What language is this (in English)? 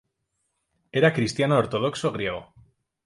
Spanish